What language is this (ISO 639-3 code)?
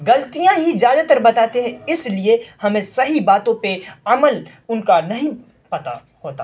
urd